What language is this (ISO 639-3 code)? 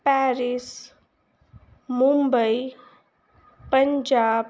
pan